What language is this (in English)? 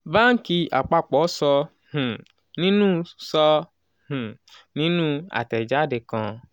Yoruba